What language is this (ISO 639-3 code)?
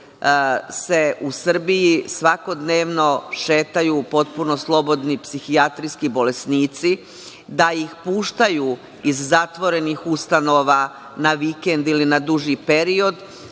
srp